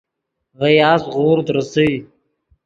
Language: Yidgha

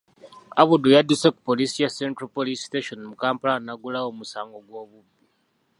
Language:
Ganda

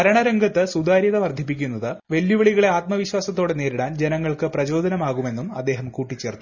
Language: Malayalam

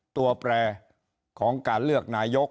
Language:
Thai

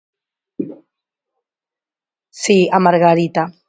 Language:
Galician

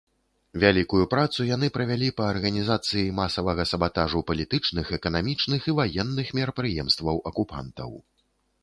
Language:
Belarusian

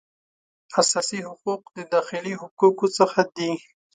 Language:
Pashto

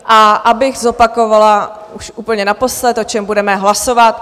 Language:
Czech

